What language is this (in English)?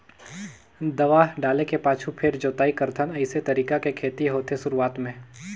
Chhattisgarhi